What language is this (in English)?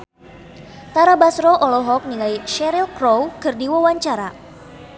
Sundanese